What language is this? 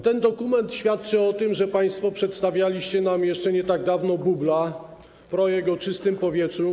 Polish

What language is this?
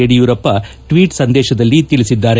Kannada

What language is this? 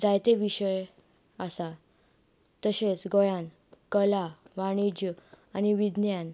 Konkani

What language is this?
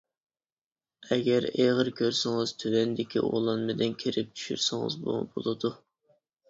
Uyghur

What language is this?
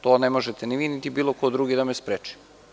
Serbian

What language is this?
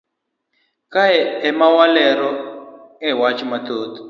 Luo (Kenya and Tanzania)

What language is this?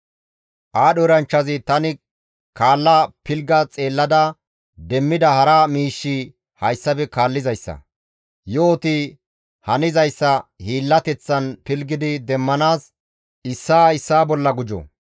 Gamo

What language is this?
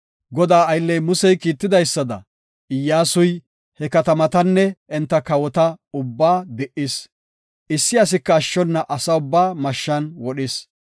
Gofa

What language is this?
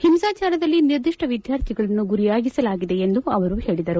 Kannada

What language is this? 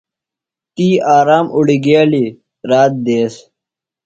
Phalura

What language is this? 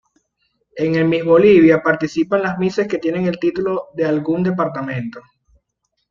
Spanish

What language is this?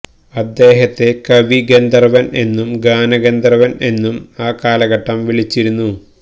Malayalam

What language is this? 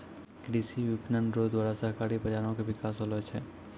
Maithili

